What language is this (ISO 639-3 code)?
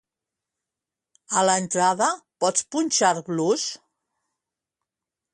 cat